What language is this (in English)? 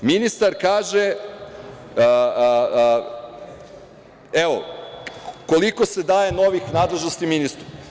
Serbian